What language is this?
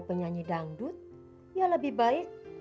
Indonesian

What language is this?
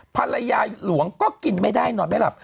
Thai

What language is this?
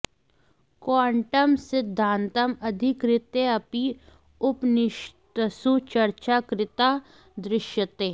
Sanskrit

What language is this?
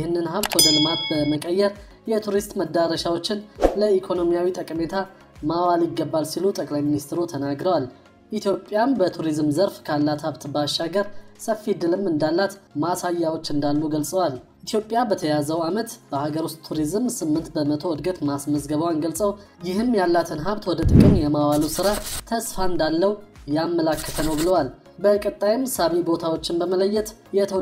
Arabic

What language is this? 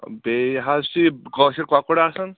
Kashmiri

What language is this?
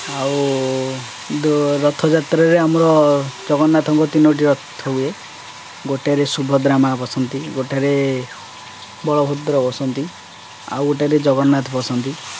Odia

